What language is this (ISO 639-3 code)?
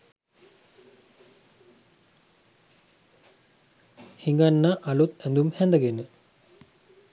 sin